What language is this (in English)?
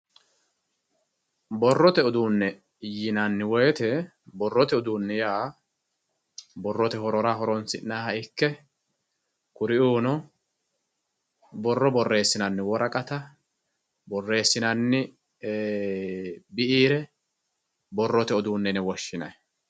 Sidamo